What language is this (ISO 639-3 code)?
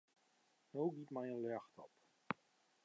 fry